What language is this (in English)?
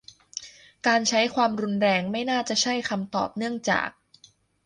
Thai